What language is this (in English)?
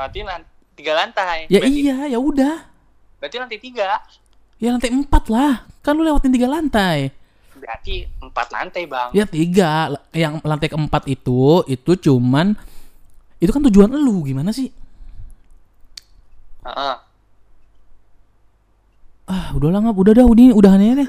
Indonesian